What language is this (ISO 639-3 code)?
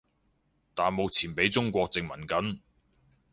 yue